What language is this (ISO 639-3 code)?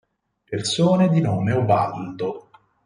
ita